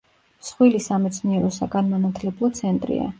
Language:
Georgian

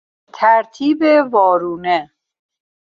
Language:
Persian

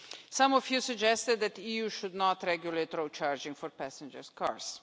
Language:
English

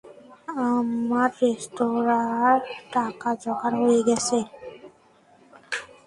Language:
Bangla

